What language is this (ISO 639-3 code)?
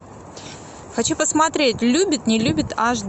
rus